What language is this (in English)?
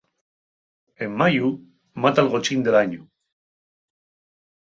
Asturian